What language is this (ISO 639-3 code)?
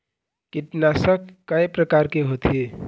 hne